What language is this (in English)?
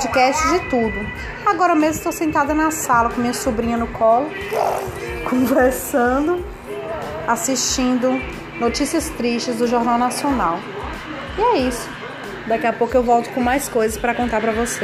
Portuguese